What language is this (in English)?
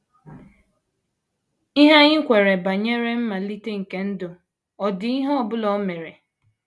Igbo